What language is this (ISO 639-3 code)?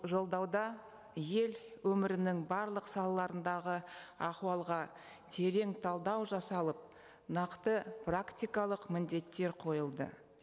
kaz